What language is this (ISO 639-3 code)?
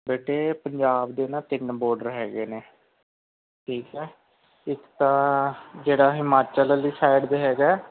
pan